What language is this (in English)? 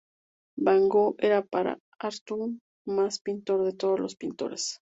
Spanish